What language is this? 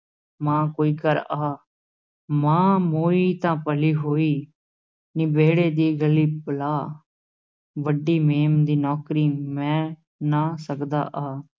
Punjabi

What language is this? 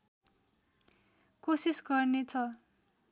Nepali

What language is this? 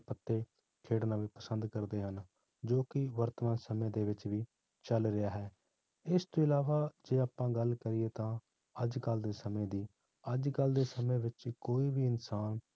Punjabi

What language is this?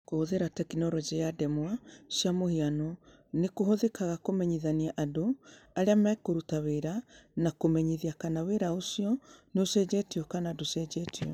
Kikuyu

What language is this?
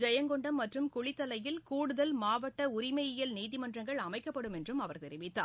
Tamil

